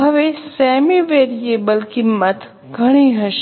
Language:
Gujarati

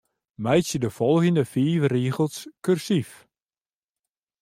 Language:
Western Frisian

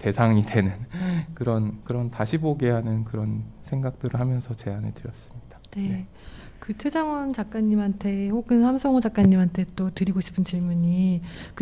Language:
Korean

